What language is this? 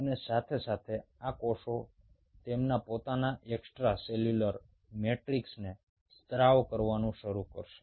Gujarati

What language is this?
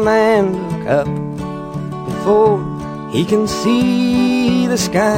Hungarian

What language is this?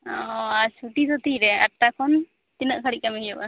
Santali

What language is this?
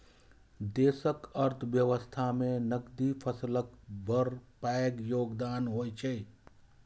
Maithili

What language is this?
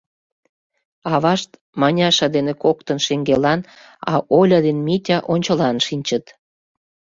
Mari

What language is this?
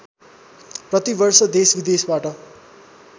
Nepali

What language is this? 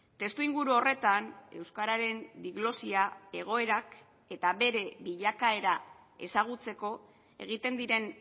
Basque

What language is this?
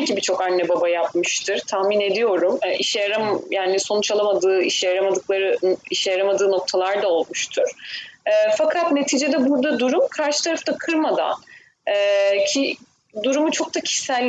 Turkish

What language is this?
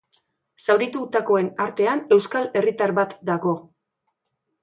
Basque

